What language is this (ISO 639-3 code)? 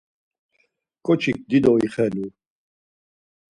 lzz